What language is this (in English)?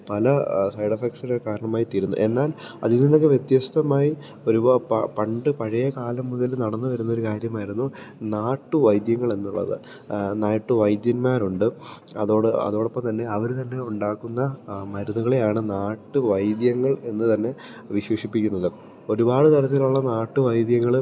Malayalam